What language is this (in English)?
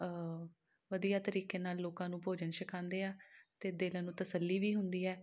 Punjabi